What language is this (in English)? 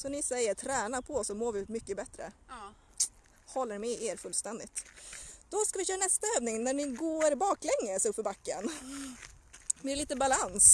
Swedish